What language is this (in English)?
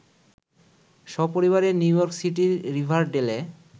Bangla